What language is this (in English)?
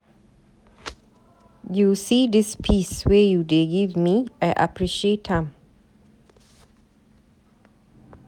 Nigerian Pidgin